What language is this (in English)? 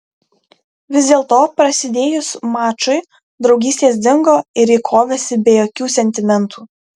Lithuanian